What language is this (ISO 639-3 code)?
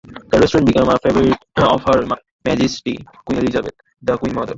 eng